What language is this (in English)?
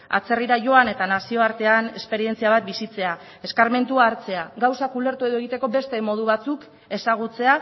Basque